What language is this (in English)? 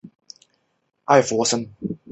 Chinese